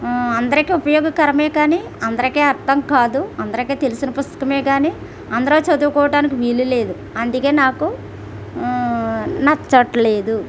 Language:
Telugu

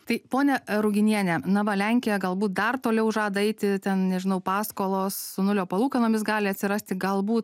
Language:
Lithuanian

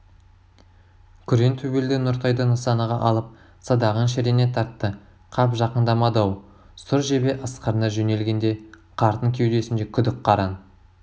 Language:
Kazakh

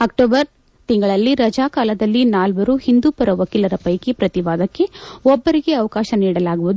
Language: Kannada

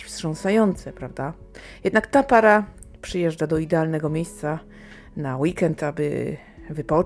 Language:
Polish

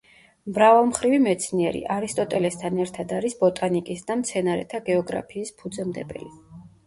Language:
Georgian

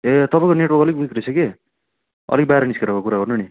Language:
Nepali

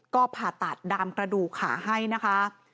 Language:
Thai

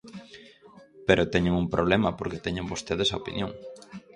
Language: Galician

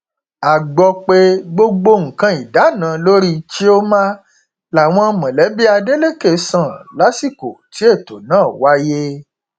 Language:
Yoruba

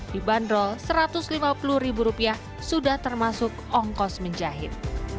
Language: Indonesian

